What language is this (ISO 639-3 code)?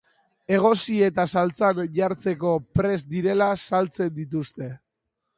eus